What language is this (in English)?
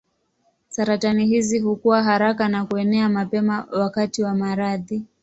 Swahili